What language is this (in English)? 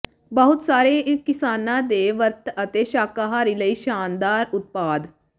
Punjabi